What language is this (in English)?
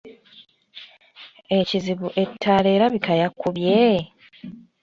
Ganda